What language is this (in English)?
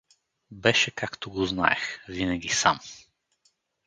Bulgarian